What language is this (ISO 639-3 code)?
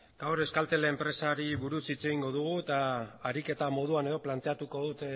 eus